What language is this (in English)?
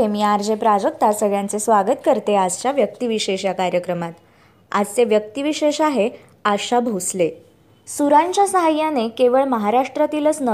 Marathi